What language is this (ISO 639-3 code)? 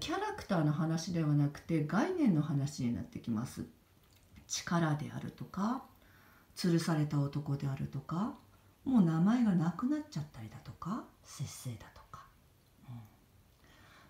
jpn